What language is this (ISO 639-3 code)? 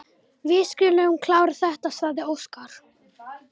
isl